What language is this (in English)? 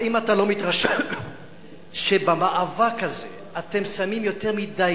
Hebrew